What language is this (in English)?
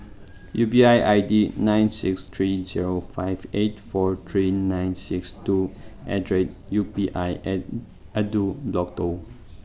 Manipuri